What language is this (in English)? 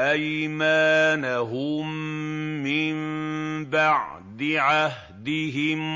Arabic